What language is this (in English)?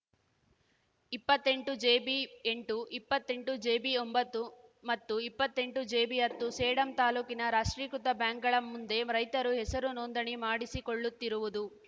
Kannada